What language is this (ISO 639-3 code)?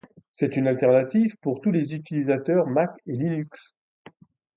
fra